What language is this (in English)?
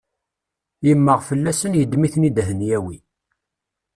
Kabyle